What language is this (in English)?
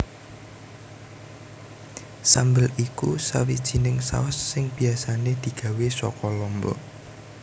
Javanese